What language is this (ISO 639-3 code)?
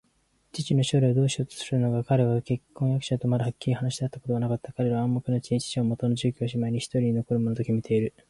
jpn